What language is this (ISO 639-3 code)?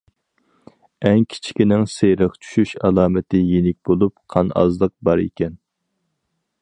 uig